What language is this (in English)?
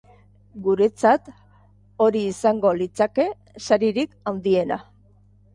Basque